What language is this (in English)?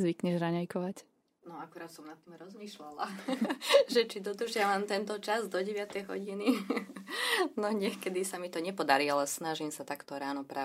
Slovak